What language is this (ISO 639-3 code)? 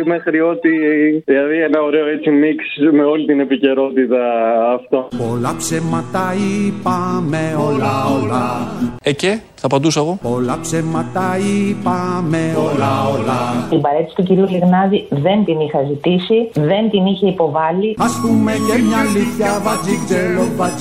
ell